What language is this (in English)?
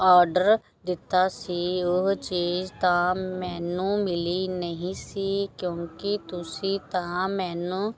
Punjabi